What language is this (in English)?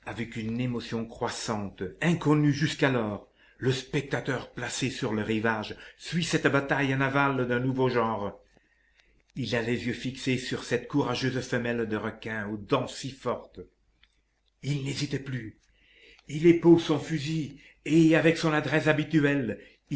French